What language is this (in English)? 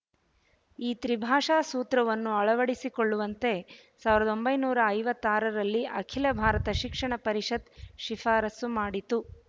Kannada